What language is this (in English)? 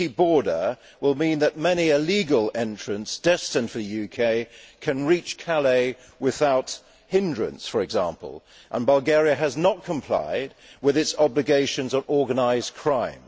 English